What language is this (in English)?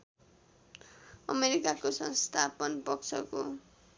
Nepali